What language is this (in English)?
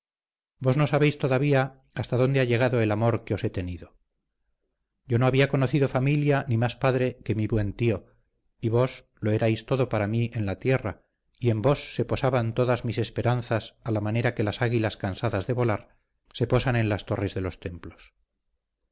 Spanish